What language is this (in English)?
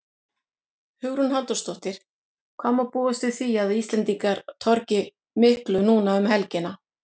Icelandic